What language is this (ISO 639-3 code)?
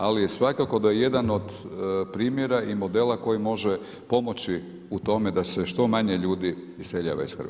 hrv